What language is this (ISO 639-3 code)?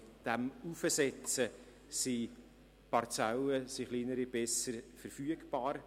gsw